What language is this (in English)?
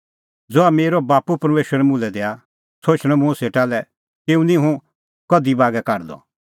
Kullu Pahari